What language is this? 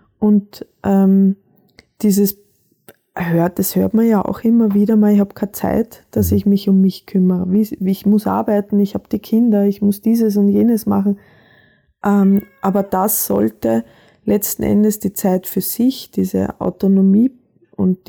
German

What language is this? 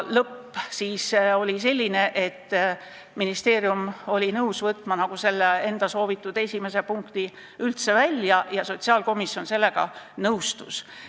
Estonian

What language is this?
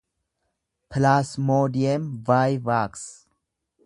Oromo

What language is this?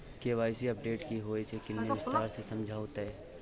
Maithili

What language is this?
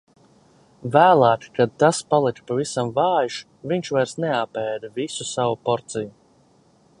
Latvian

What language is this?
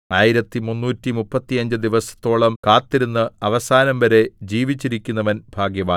Malayalam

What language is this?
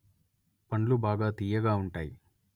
Telugu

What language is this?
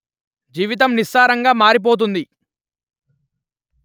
Telugu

